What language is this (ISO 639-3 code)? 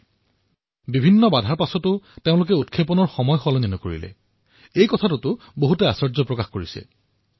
asm